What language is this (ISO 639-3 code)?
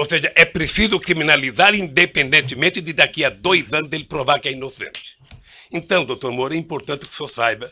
por